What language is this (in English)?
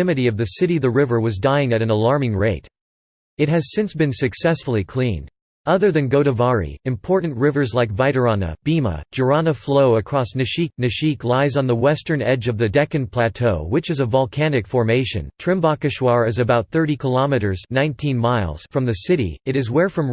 English